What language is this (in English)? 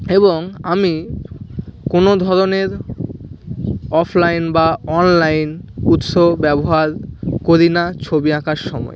Bangla